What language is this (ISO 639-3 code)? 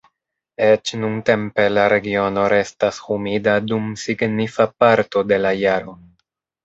epo